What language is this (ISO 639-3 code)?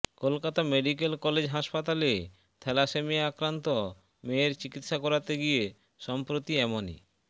ben